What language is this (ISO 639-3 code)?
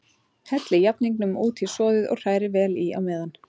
isl